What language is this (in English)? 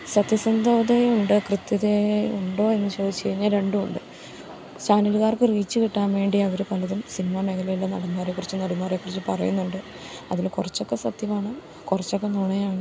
Malayalam